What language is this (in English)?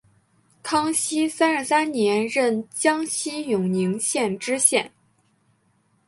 Chinese